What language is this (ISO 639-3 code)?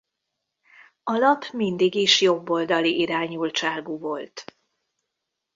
hun